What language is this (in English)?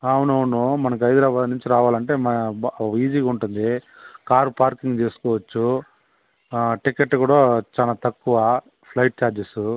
Telugu